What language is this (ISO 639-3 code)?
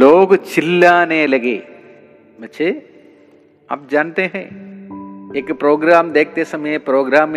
mal